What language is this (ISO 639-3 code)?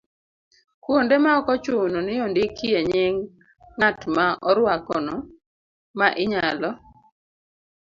luo